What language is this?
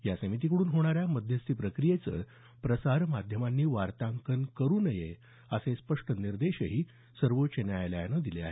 Marathi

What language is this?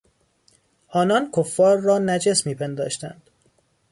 Persian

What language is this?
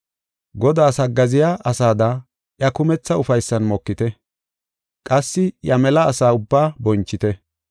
Gofa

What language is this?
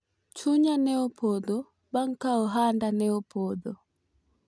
Luo (Kenya and Tanzania)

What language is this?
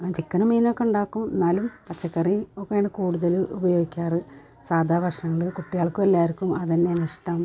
Malayalam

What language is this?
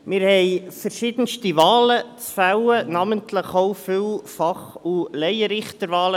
Swiss German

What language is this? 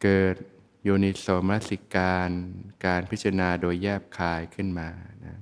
Thai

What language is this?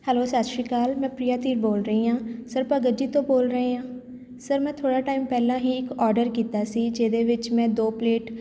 Punjabi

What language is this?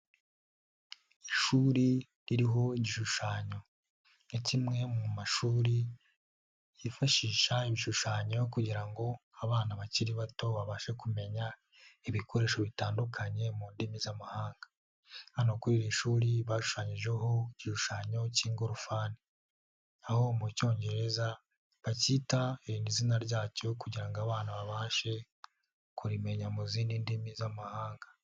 Kinyarwanda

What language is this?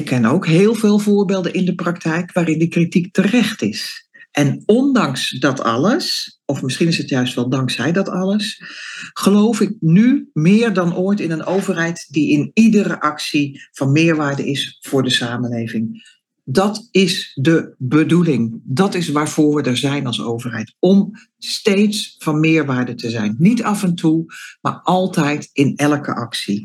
Dutch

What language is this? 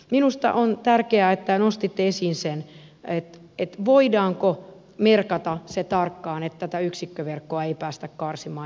Finnish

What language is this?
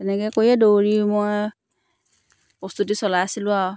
Assamese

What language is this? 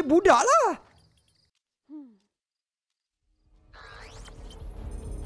Malay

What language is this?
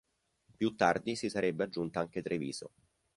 Italian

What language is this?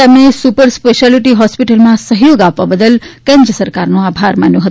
Gujarati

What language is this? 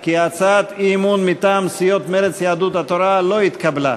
Hebrew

